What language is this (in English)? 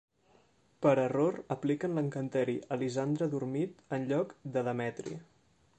Catalan